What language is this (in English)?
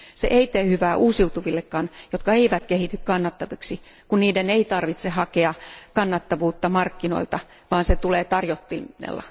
Finnish